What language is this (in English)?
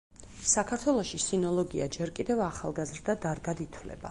Georgian